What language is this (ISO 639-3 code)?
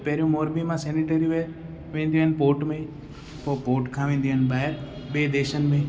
snd